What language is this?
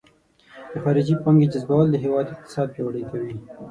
Pashto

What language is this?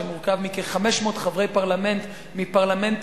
Hebrew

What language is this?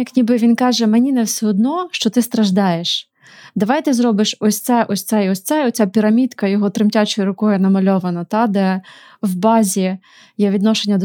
Ukrainian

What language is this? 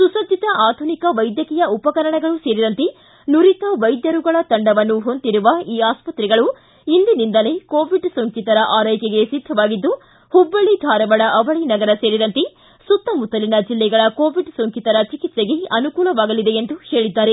Kannada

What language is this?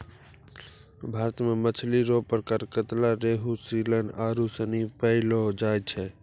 Maithili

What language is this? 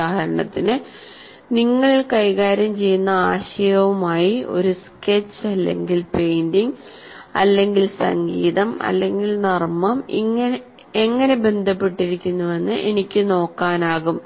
Malayalam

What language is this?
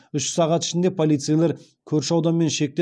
Kazakh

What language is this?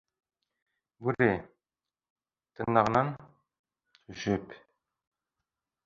Bashkir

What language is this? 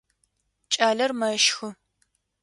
Adyghe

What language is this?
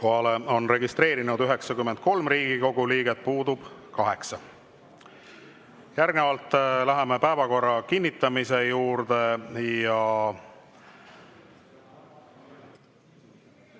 Estonian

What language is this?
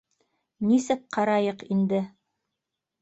Bashkir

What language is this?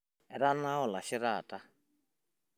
Masai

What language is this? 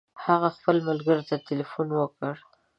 Pashto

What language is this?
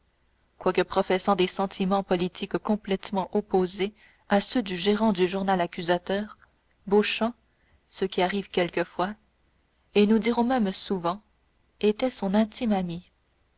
French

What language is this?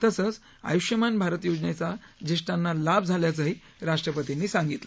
Marathi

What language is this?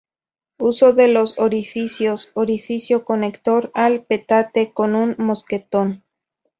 Spanish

